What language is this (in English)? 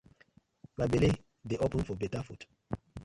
Nigerian Pidgin